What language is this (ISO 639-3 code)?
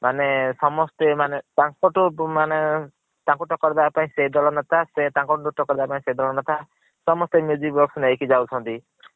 ori